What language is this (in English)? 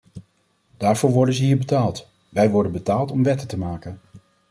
Dutch